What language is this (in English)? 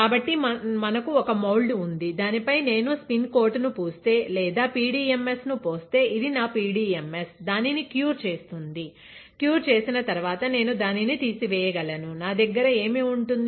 Telugu